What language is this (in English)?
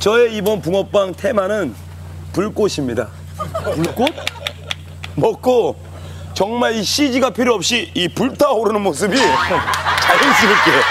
Korean